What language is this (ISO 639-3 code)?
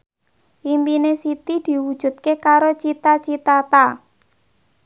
jav